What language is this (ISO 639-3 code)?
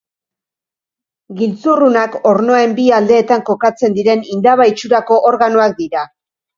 eus